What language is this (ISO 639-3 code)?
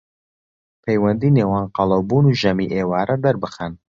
ckb